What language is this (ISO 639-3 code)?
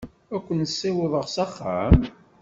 kab